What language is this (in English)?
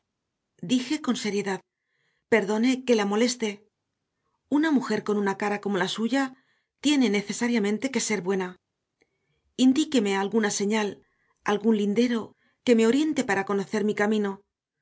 Spanish